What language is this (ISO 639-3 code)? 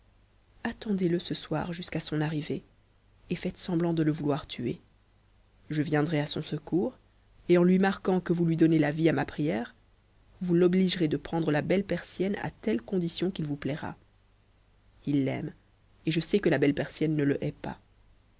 fra